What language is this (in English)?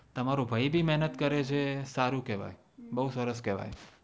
Gujarati